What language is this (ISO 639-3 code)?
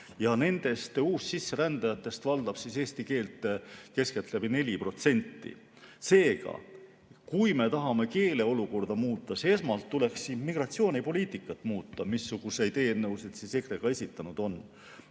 est